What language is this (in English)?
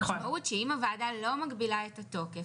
Hebrew